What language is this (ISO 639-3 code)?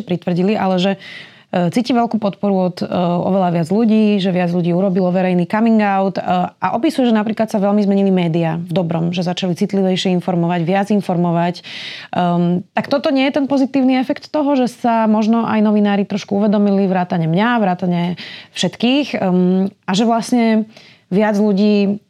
slk